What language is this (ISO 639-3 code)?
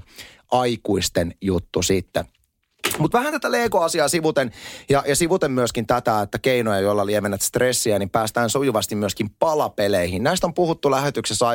fin